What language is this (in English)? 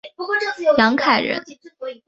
Chinese